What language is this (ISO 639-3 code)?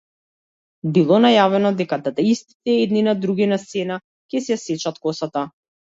mkd